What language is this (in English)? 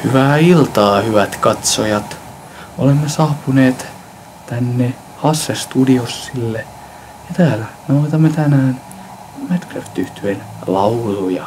Finnish